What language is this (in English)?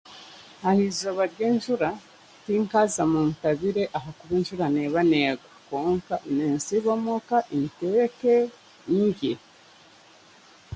Chiga